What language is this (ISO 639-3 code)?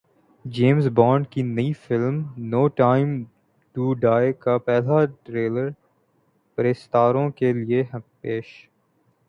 urd